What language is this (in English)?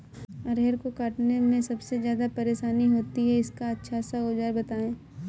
Hindi